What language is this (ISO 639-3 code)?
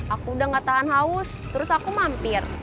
ind